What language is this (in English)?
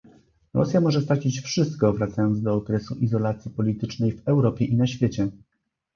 Polish